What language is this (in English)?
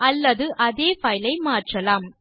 Tamil